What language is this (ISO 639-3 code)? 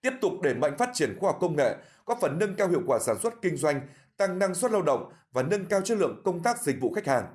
vie